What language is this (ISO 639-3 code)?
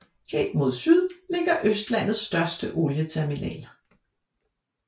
dan